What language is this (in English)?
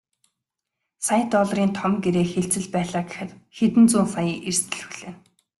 Mongolian